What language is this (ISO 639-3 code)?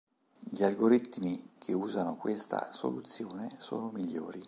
ita